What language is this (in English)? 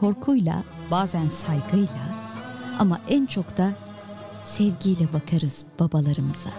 Turkish